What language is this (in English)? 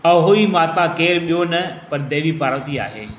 Sindhi